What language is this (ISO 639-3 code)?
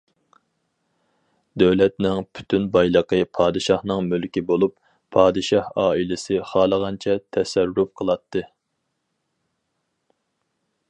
uig